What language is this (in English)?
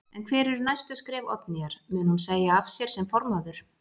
Icelandic